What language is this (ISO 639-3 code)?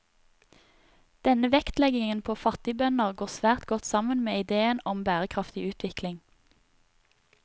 nor